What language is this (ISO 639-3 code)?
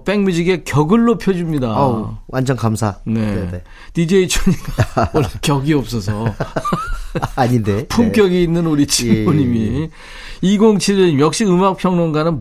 kor